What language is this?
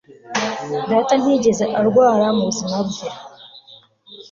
Kinyarwanda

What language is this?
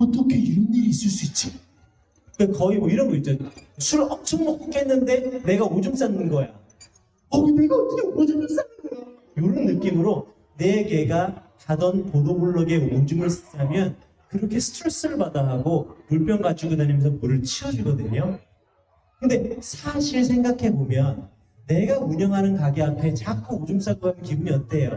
Korean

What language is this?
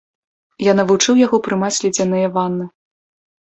Belarusian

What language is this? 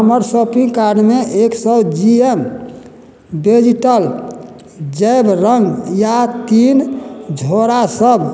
Maithili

